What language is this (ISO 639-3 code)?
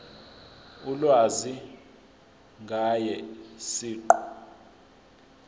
zul